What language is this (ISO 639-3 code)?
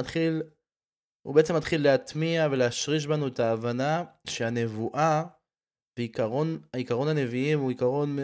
heb